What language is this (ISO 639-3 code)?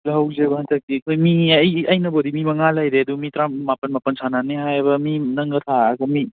mni